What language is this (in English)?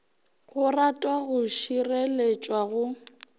Northern Sotho